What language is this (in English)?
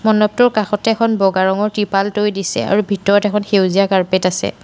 Assamese